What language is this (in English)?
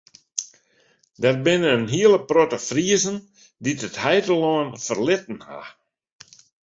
Western Frisian